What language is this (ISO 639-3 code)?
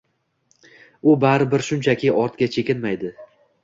uzb